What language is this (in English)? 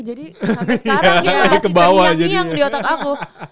Indonesian